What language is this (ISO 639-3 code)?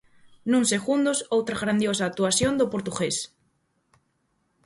glg